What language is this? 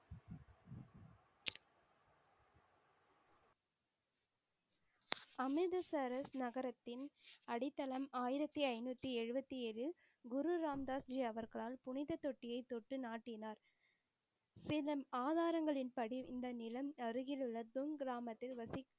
Tamil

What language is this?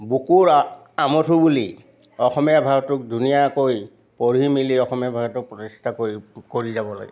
Assamese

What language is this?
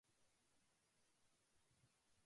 Japanese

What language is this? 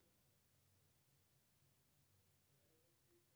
Maithili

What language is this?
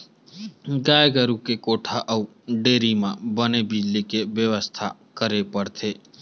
Chhattisgarhi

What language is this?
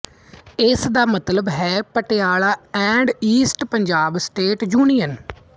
Punjabi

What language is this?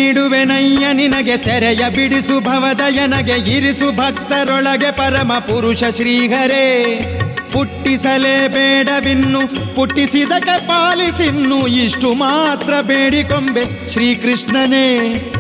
Kannada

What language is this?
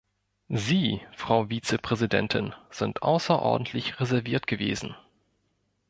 German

